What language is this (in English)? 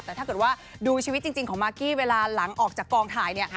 Thai